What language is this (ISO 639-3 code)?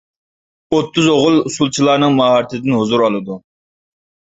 uig